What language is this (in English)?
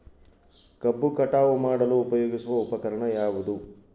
Kannada